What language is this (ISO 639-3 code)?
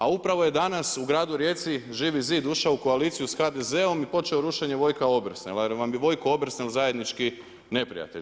hrv